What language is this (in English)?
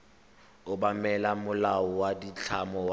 Tswana